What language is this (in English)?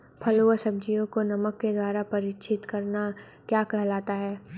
Hindi